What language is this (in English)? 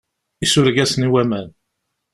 Kabyle